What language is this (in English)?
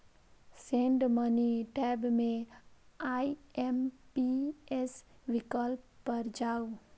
Maithili